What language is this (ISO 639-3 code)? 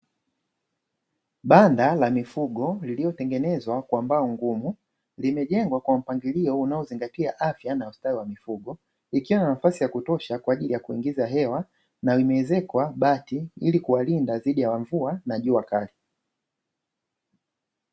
swa